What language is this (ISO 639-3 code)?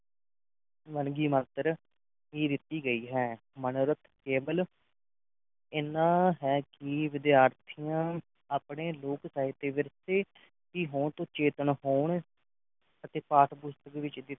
pan